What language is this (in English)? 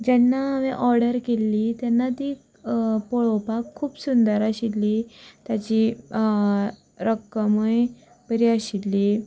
Konkani